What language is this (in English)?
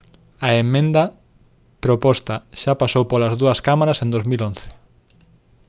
Galician